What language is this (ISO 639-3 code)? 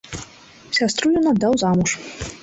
bel